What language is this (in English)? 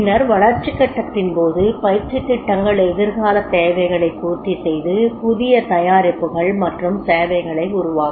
Tamil